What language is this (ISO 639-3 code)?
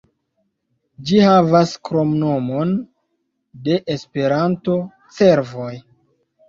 epo